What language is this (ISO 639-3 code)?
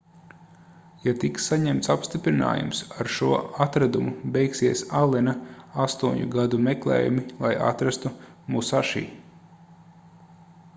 lav